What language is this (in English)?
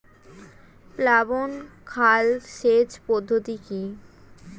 Bangla